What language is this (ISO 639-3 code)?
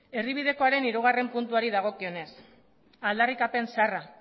eus